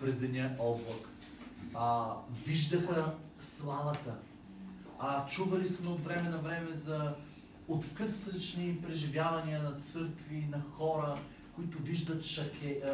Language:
Bulgarian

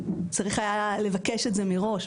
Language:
Hebrew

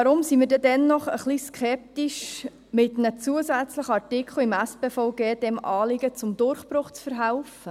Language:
Swiss German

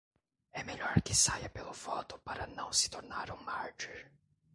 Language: Portuguese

